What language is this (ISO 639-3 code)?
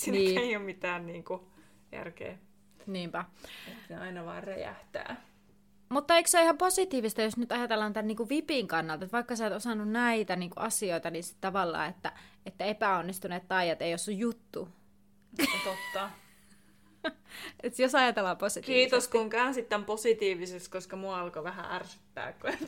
fin